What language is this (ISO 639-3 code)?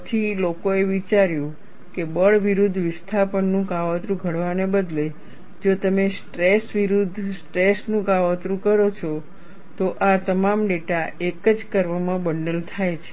guj